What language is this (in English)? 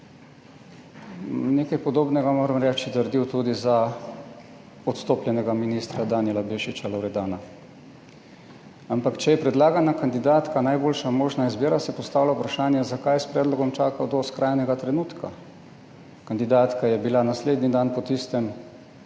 Slovenian